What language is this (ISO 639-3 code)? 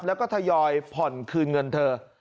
tha